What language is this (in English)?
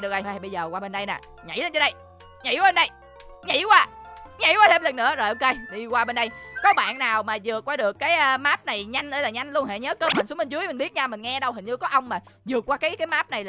Vietnamese